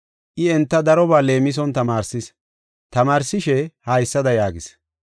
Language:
Gofa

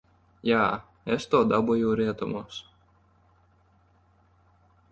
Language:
Latvian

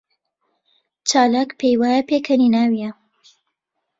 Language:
Central Kurdish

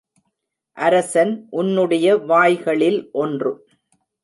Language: Tamil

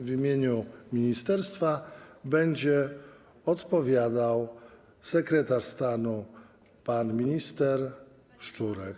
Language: Polish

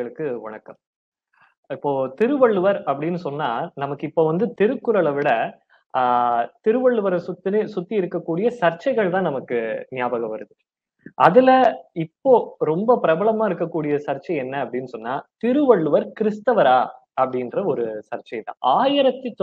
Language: Tamil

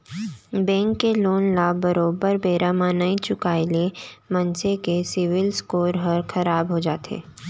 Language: Chhattisgarhi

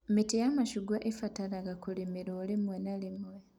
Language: Kikuyu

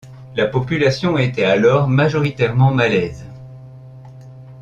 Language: French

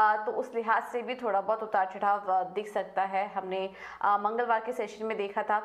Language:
Hindi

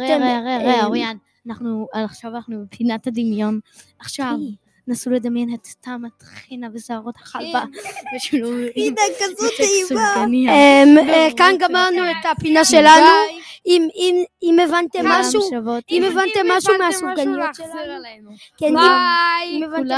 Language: Hebrew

